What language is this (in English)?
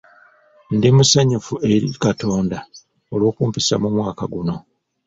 Ganda